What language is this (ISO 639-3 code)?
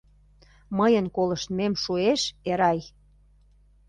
chm